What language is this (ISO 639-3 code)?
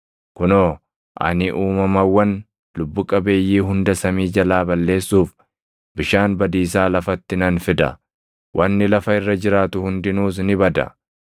orm